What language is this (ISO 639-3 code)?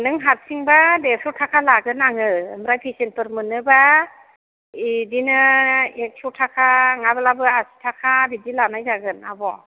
brx